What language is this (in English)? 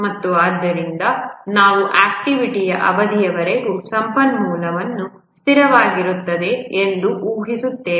Kannada